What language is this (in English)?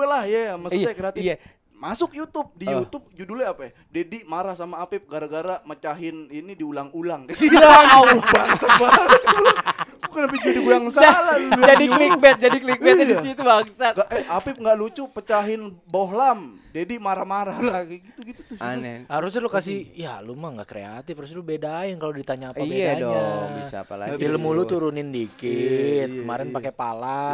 Indonesian